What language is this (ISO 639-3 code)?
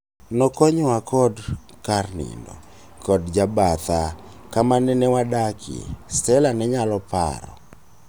luo